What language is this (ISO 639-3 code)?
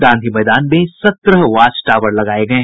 hin